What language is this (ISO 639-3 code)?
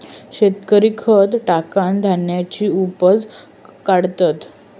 mar